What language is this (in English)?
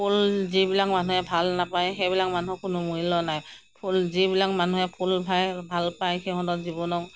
Assamese